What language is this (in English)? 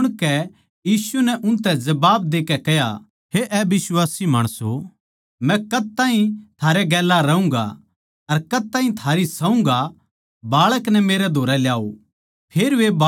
Haryanvi